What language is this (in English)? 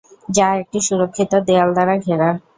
Bangla